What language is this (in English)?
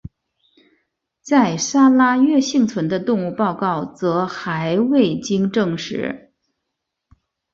Chinese